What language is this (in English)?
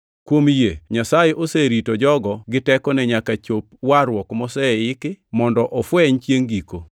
Luo (Kenya and Tanzania)